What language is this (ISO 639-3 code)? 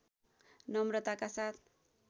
nep